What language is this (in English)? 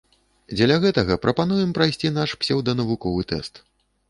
Belarusian